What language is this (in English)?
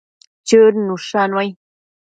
Matsés